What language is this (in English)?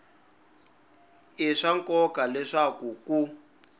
Tsonga